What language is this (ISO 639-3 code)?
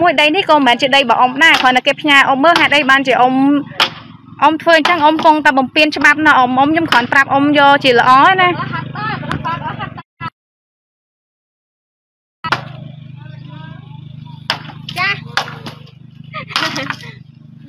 vie